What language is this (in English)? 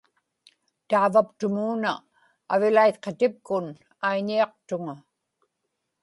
Inupiaq